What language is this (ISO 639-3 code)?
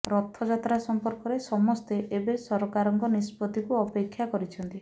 ori